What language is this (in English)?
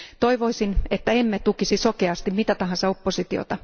Finnish